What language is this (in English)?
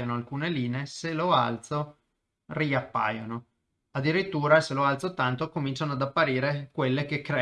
Italian